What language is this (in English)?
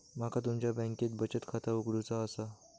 Marathi